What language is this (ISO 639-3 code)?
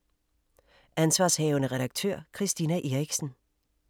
dan